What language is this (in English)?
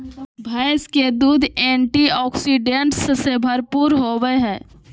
Magahi